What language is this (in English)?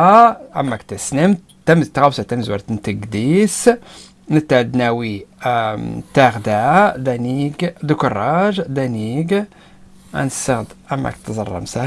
Arabic